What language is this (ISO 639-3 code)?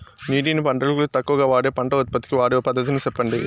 tel